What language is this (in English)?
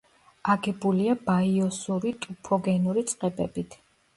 Georgian